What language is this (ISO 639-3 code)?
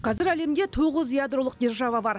kaz